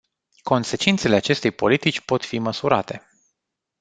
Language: Romanian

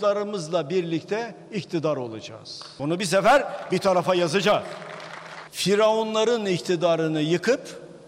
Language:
Turkish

